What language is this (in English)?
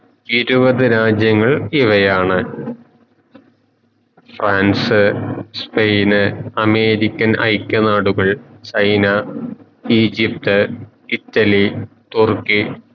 Malayalam